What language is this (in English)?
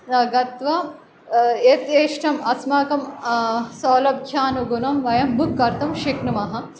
Sanskrit